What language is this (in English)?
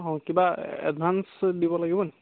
Assamese